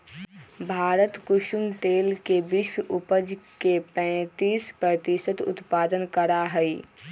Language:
Magahi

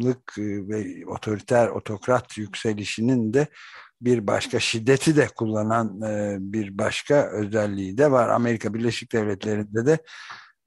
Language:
Turkish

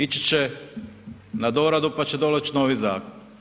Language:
Croatian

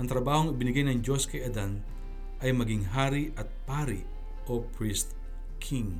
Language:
Filipino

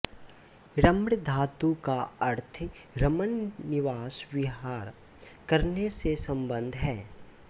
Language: Hindi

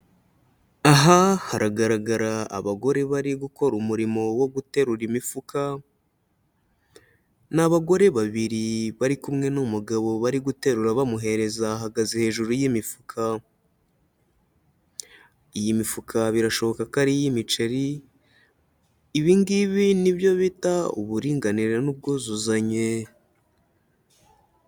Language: Kinyarwanda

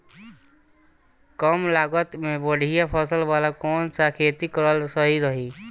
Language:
Bhojpuri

